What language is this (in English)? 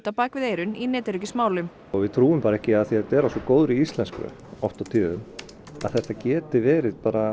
Icelandic